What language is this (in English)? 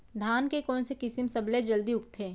Chhattisgarhi